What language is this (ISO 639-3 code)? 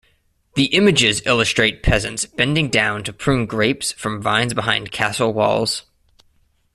eng